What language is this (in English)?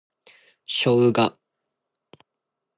Japanese